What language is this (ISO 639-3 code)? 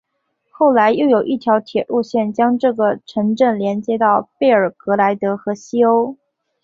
zho